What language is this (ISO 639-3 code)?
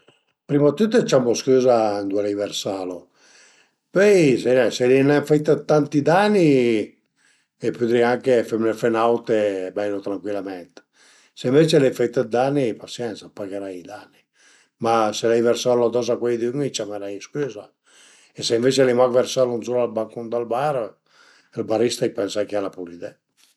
pms